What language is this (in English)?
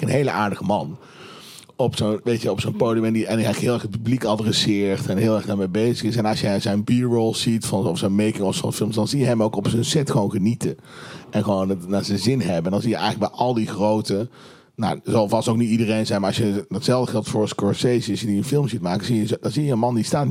Dutch